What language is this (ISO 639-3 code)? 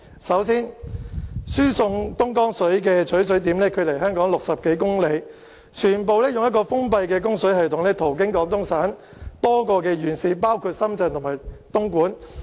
yue